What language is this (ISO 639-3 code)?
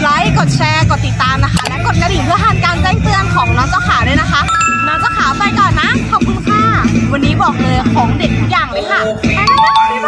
tha